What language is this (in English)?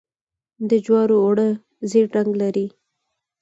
Pashto